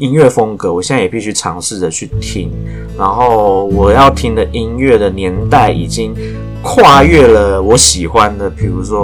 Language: Chinese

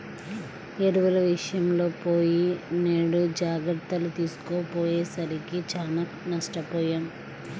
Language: Telugu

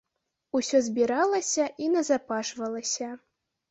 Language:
Belarusian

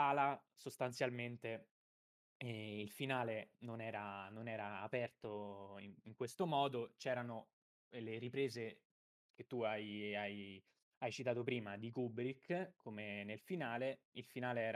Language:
Italian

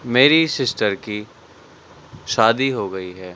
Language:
Urdu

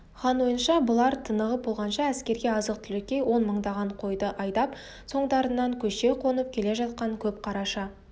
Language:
Kazakh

